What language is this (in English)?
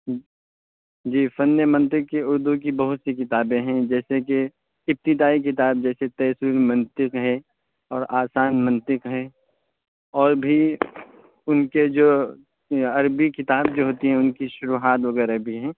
Urdu